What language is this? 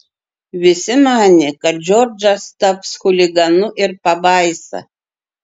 Lithuanian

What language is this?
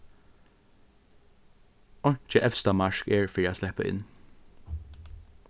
Faroese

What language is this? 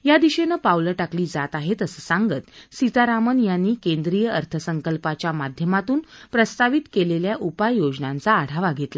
Marathi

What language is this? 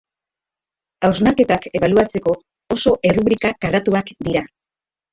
Basque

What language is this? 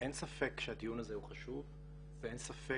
Hebrew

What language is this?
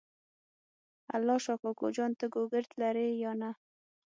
Pashto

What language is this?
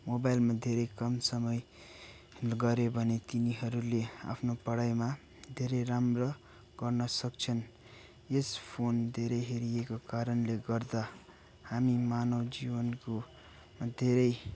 Nepali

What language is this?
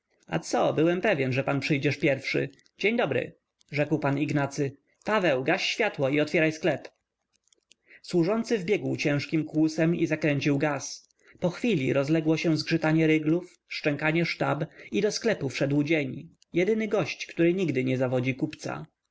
Polish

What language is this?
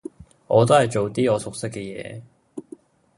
Cantonese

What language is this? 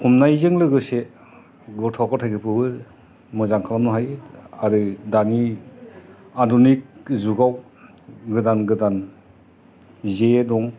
Bodo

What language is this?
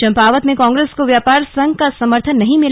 Hindi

